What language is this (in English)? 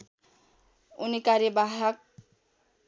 Nepali